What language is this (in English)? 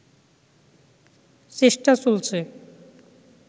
Bangla